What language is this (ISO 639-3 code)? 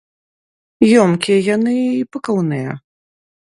bel